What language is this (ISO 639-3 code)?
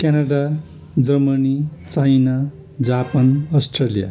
nep